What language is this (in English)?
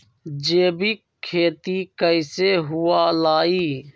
Magahi